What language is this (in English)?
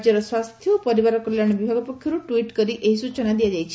Odia